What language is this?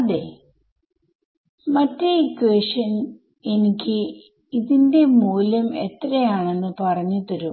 Malayalam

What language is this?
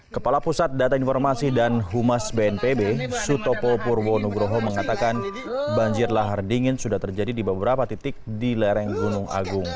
Indonesian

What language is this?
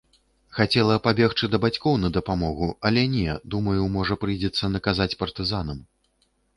Belarusian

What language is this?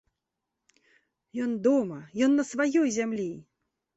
Belarusian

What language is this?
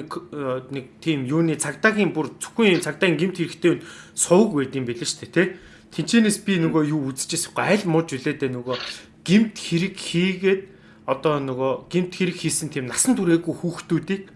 Turkish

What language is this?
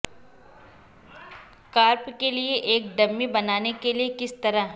Urdu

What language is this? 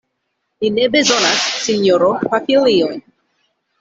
Esperanto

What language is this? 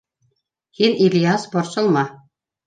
Bashkir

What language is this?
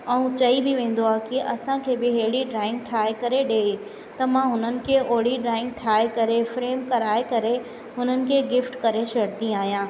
Sindhi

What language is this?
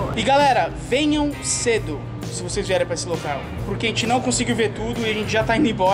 Portuguese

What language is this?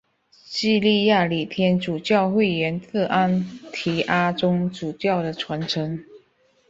Chinese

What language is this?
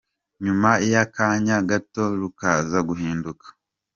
Kinyarwanda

